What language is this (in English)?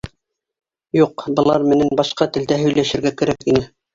Bashkir